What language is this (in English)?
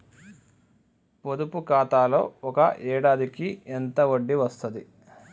Telugu